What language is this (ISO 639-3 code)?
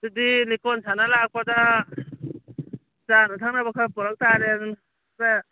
mni